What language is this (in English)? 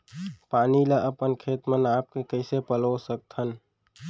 Chhattisgarhi